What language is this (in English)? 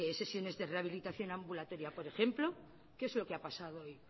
Spanish